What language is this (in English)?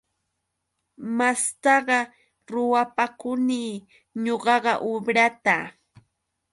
Yauyos Quechua